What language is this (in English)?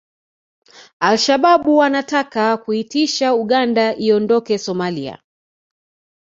Swahili